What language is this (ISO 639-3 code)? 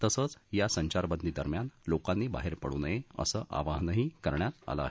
mar